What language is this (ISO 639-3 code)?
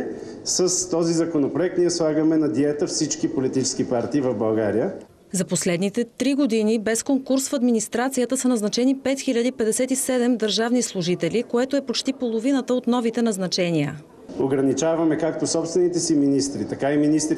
bul